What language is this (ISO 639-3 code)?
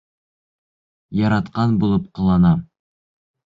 bak